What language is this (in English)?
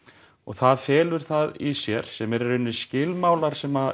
Icelandic